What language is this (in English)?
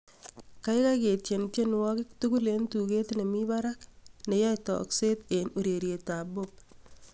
Kalenjin